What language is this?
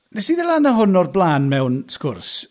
Welsh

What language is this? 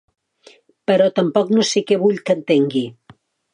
Catalan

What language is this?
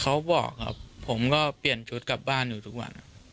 Thai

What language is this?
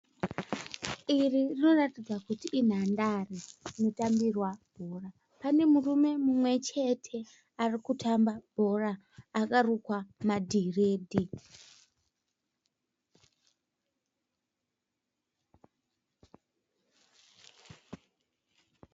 Shona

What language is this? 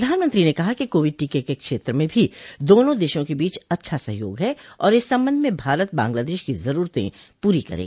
Hindi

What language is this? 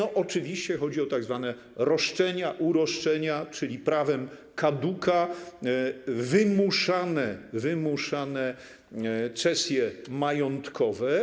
Polish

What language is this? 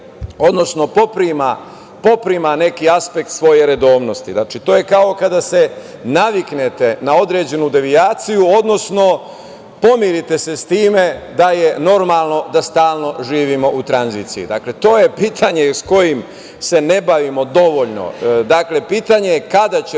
Serbian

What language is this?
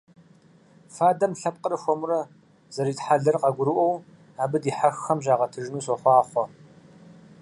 Kabardian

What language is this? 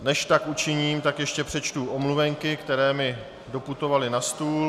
Czech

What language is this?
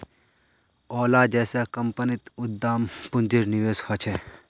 Magahi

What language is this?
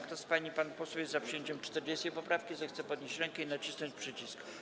Polish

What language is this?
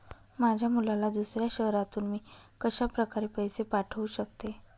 Marathi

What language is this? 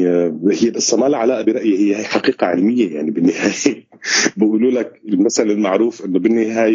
Arabic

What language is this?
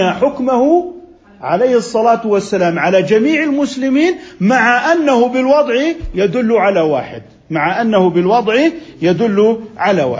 Arabic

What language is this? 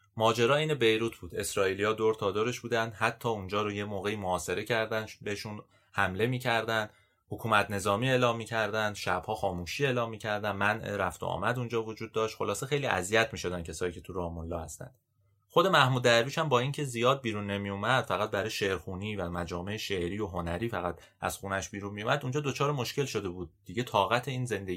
Persian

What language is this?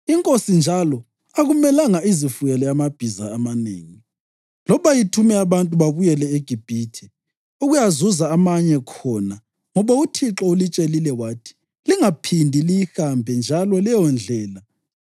North Ndebele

